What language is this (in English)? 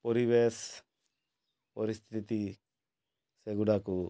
Odia